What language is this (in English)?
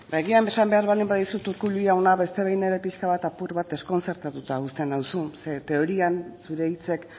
Basque